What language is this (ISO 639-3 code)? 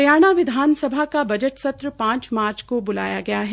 hin